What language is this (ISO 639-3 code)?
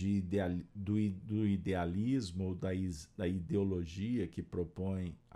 por